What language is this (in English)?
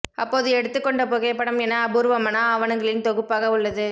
Tamil